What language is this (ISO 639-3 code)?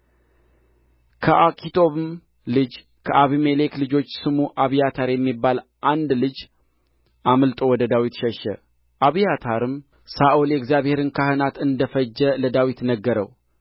amh